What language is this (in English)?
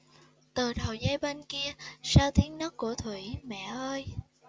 Vietnamese